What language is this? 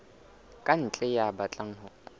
Southern Sotho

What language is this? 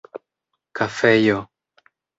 Esperanto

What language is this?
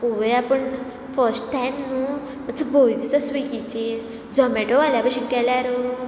Konkani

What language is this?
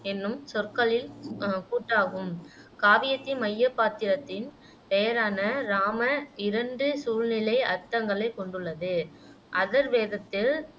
Tamil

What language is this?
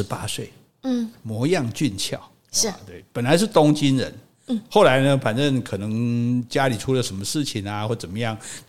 Chinese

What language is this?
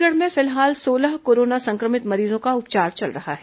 Hindi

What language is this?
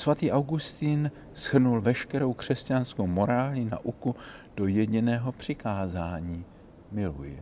Czech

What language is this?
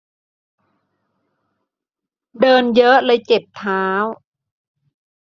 Thai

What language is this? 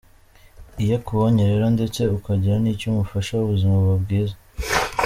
Kinyarwanda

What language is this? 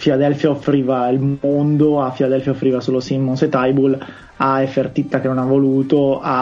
Italian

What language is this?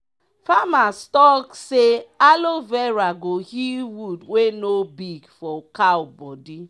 Nigerian Pidgin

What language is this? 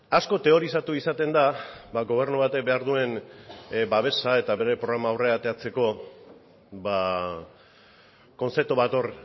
Basque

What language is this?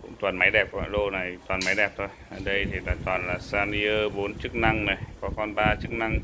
Vietnamese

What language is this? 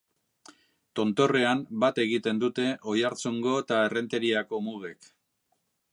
Basque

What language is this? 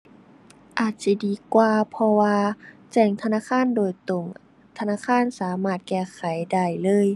Thai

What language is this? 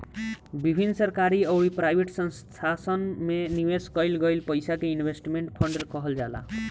Bhojpuri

